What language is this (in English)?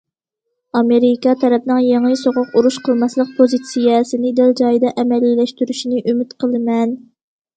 Uyghur